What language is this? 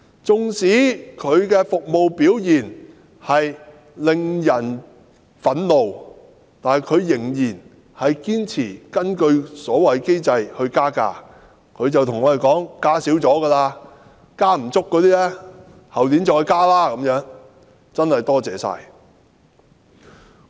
Cantonese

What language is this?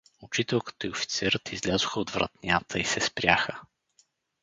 Bulgarian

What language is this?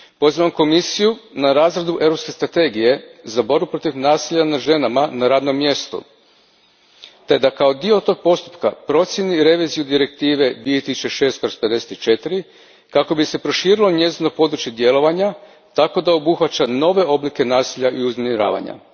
Croatian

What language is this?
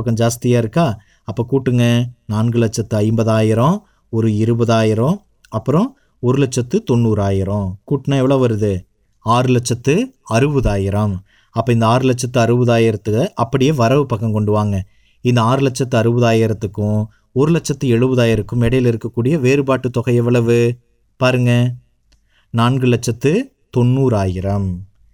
Tamil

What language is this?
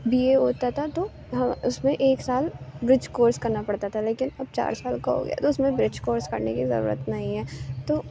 Urdu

